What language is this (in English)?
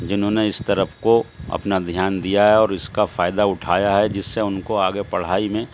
Urdu